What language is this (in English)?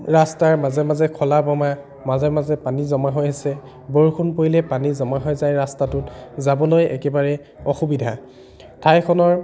Assamese